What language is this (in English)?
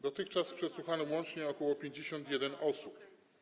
Polish